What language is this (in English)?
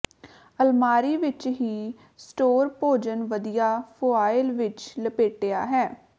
Punjabi